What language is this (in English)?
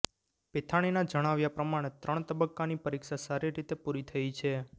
Gujarati